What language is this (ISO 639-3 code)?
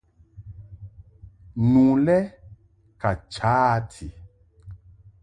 mhk